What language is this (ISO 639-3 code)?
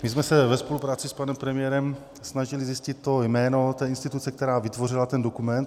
ces